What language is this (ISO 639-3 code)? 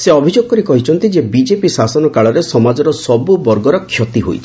ori